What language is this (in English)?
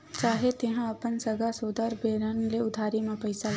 Chhattisgarhi